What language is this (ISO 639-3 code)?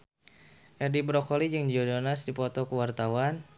sun